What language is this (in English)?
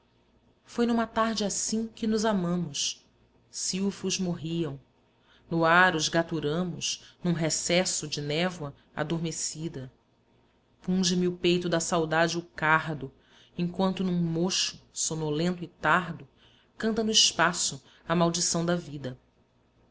Portuguese